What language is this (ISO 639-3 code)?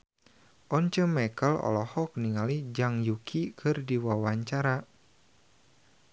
sun